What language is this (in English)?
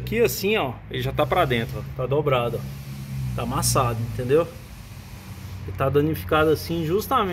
Portuguese